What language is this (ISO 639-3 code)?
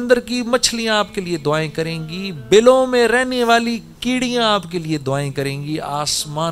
urd